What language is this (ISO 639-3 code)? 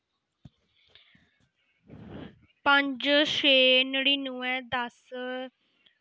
doi